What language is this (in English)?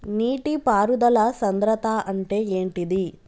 Telugu